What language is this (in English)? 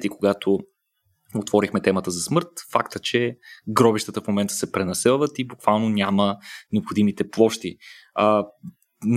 Bulgarian